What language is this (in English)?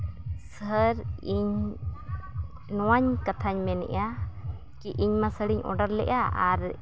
Santali